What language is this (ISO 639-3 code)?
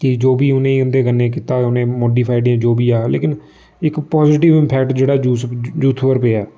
doi